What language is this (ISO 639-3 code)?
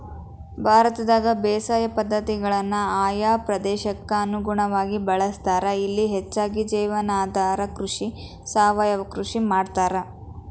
kan